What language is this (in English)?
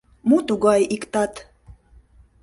Mari